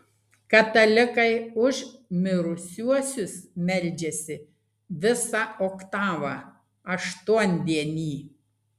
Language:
Lithuanian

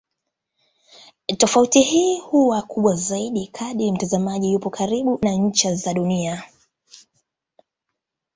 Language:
Swahili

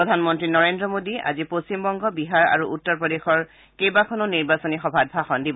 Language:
Assamese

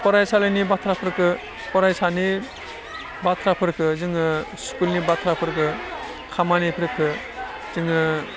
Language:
Bodo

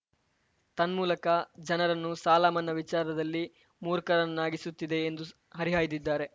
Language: Kannada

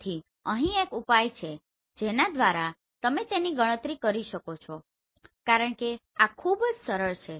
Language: Gujarati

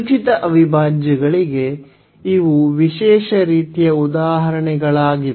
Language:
Kannada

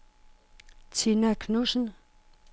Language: Danish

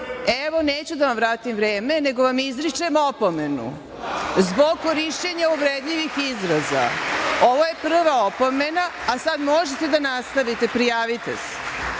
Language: Serbian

